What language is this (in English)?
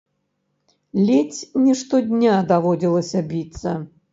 Belarusian